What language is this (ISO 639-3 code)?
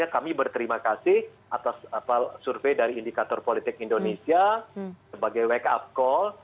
ind